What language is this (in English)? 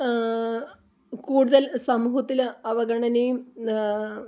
Malayalam